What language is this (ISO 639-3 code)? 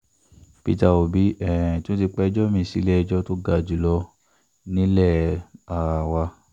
yor